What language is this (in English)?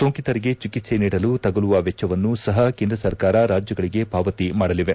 Kannada